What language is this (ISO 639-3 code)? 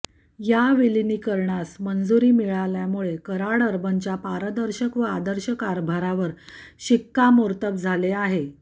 mar